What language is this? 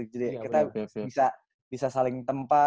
Indonesian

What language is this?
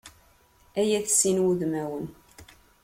Kabyle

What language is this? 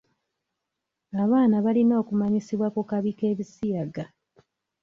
Ganda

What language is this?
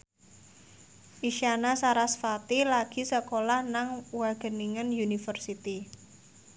Javanese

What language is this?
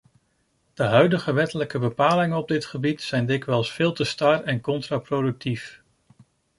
Dutch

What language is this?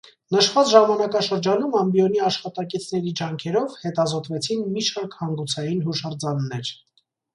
Armenian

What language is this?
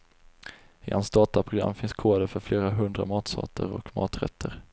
Swedish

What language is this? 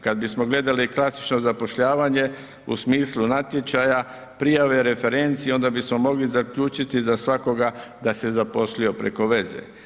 Croatian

